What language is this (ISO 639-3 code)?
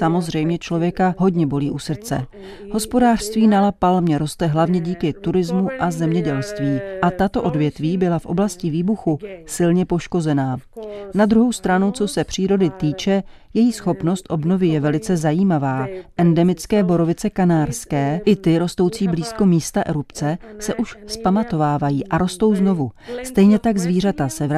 ces